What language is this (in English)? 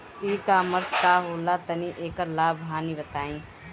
Bhojpuri